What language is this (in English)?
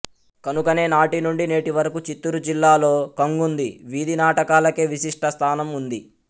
Telugu